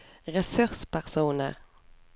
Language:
Norwegian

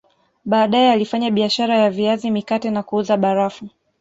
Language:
Swahili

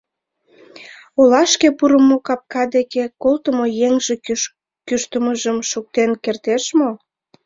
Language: Mari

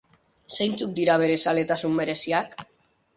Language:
Basque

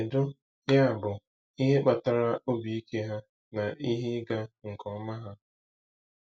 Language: Igbo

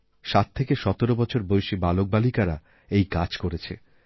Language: Bangla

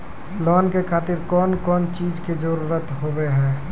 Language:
Maithili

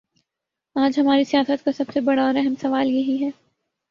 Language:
Urdu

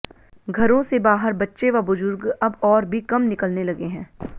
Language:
Hindi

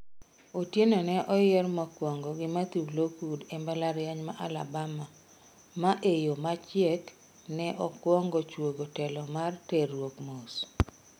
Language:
Luo (Kenya and Tanzania)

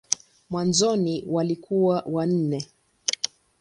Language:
Swahili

